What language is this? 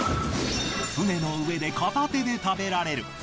Japanese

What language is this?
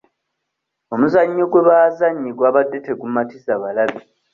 Ganda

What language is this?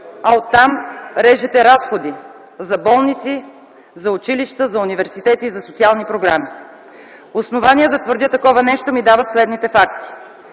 Bulgarian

